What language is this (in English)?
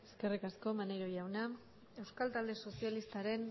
Basque